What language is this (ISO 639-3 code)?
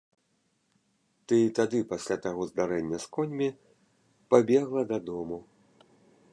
bel